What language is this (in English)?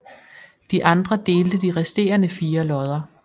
Danish